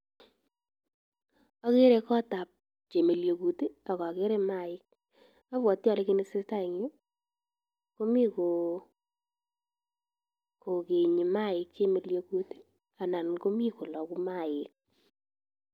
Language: Kalenjin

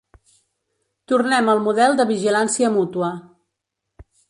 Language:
Catalan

